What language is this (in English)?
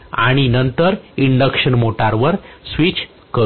Marathi